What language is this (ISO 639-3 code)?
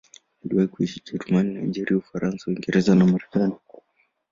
swa